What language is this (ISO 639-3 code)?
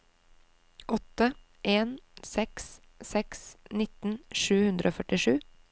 nor